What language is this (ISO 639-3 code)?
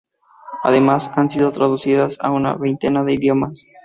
spa